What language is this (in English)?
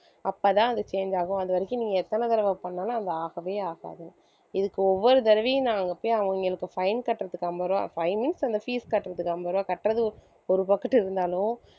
Tamil